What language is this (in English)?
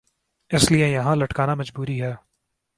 Urdu